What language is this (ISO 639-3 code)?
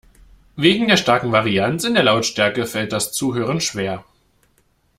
deu